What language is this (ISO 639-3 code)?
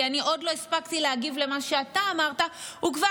heb